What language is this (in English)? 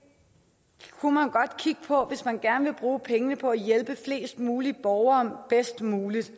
Danish